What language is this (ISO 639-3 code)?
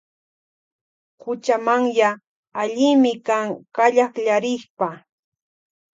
qvj